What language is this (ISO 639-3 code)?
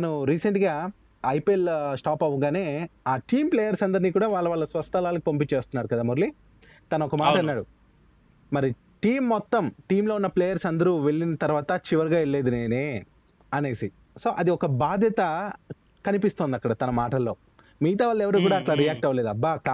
tel